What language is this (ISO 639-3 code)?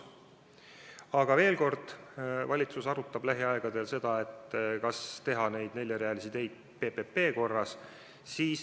est